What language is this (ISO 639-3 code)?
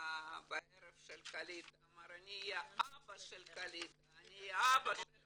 heb